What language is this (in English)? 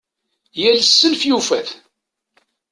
Kabyle